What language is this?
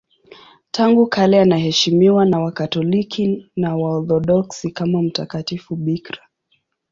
Swahili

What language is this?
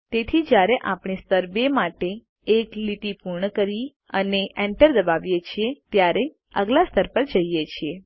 Gujarati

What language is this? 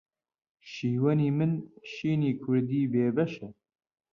Central Kurdish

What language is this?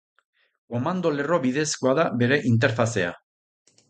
Basque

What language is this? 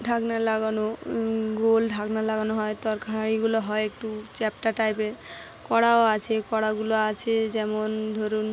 Bangla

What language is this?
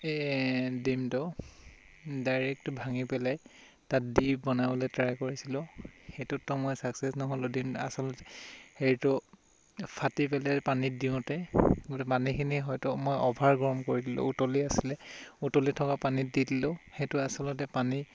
Assamese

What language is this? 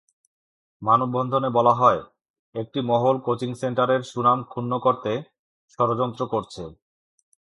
Bangla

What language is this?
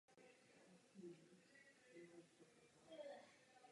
Czech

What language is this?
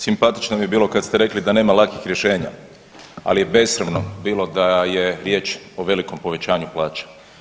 Croatian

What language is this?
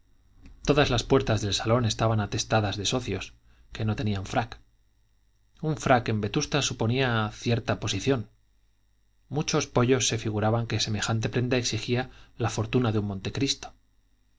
Spanish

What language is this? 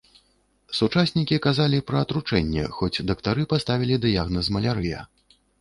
Belarusian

